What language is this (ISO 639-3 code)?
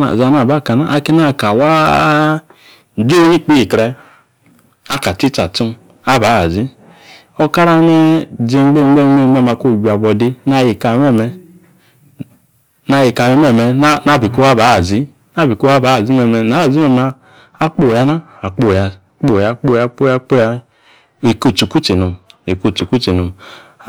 ekr